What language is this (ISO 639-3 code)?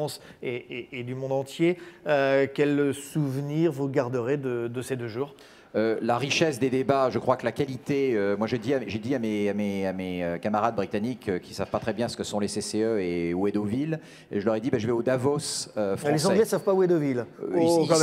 fra